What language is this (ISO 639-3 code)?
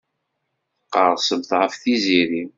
kab